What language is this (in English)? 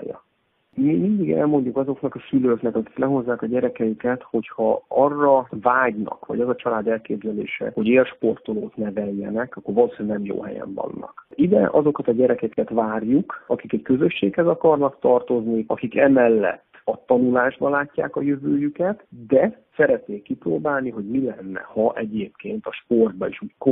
Hungarian